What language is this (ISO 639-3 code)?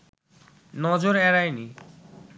ben